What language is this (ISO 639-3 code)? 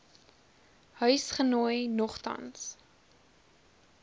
afr